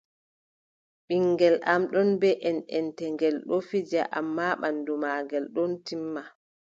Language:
Adamawa Fulfulde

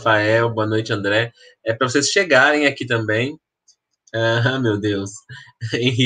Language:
Portuguese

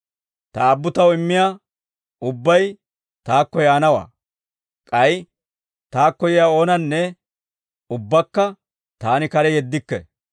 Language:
Dawro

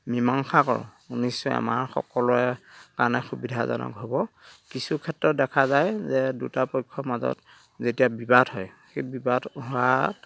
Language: Assamese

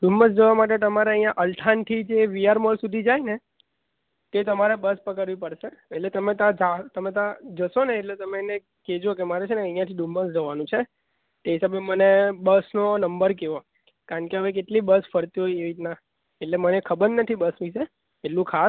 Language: Gujarati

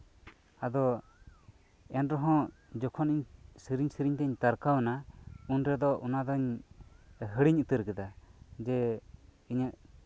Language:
Santali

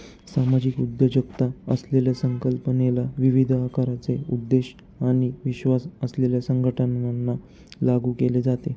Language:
Marathi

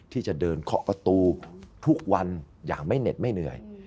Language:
Thai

